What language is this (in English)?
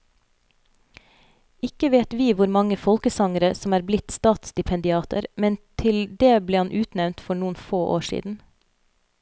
Norwegian